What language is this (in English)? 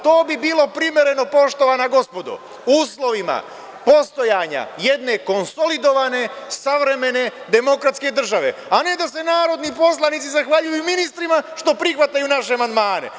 Serbian